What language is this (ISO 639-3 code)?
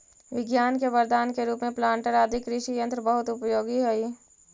mag